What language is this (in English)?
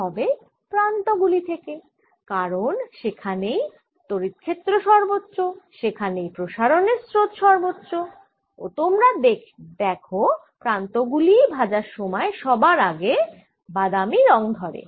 Bangla